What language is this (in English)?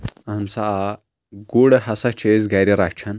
Kashmiri